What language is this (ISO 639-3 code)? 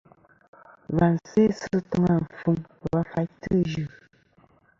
bkm